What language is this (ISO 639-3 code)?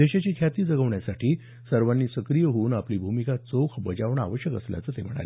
mar